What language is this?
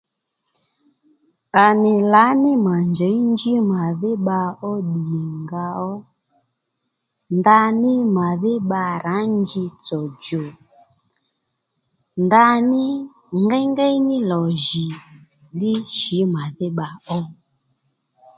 Lendu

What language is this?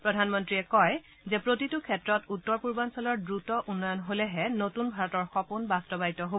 Assamese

